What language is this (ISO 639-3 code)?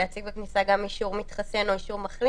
heb